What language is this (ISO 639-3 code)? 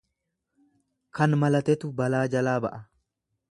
orm